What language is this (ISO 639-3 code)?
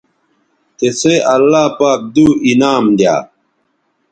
btv